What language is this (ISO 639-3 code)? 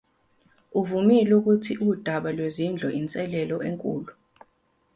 zul